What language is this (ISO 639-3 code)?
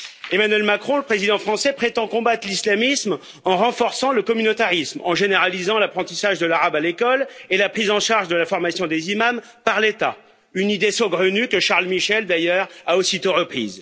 fra